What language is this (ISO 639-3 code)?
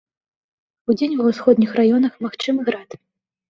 bel